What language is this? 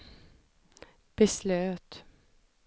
Swedish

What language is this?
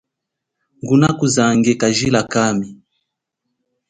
Chokwe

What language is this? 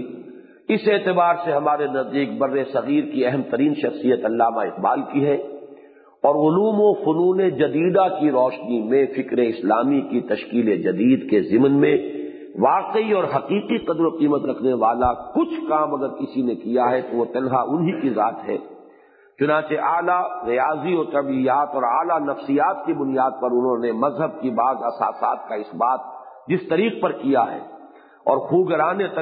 Urdu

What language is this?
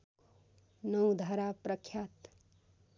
Nepali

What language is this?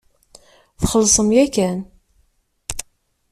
Kabyle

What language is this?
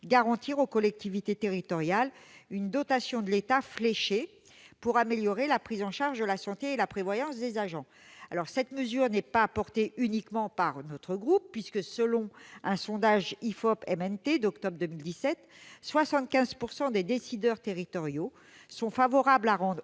French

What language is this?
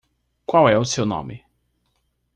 Portuguese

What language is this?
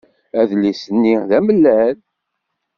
Kabyle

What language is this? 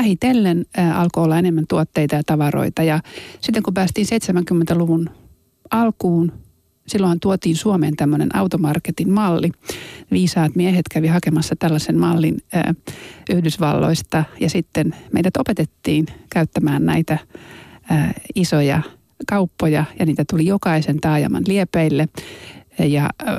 Finnish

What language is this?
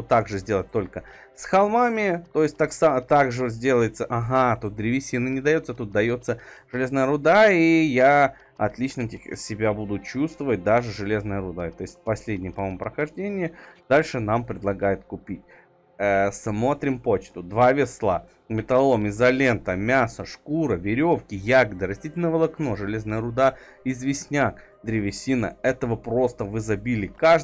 Russian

